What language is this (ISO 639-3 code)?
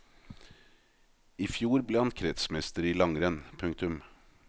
nor